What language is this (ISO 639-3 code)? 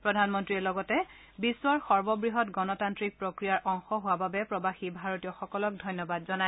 asm